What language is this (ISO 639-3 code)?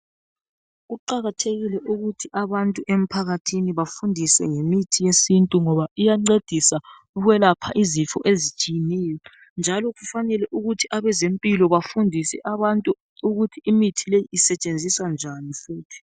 nde